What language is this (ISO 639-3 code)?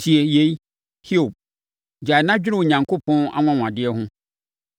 aka